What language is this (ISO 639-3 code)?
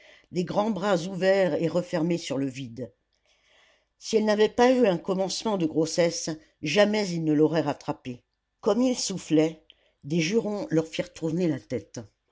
fra